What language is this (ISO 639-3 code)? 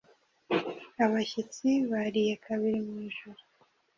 kin